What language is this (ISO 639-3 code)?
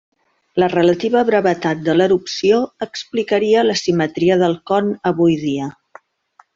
cat